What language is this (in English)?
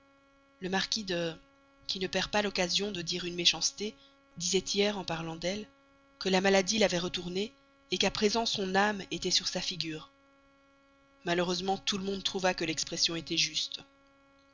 French